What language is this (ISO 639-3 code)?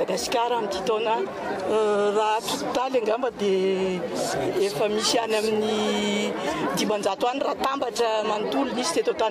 fra